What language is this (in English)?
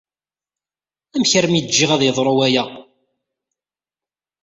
Kabyle